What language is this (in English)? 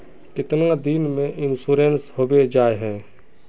Magahi